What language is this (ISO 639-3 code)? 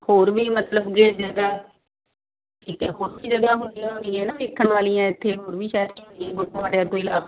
pan